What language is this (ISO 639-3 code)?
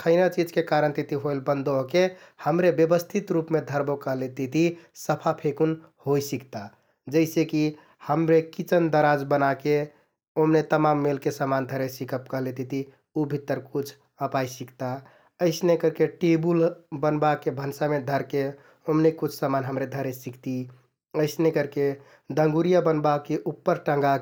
tkt